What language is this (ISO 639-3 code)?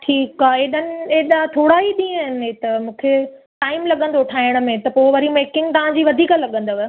snd